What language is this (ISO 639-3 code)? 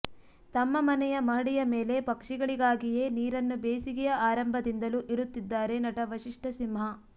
kan